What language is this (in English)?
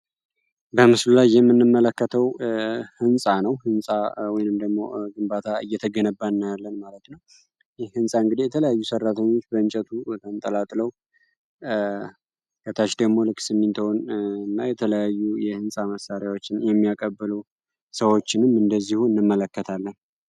Amharic